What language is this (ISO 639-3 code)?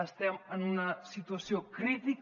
cat